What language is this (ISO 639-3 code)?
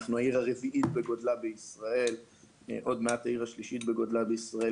heb